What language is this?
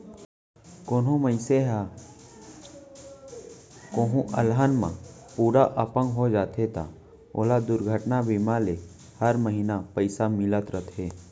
Chhattisgarhi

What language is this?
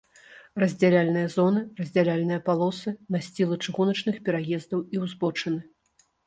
Belarusian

